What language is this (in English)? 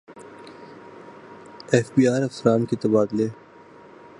Urdu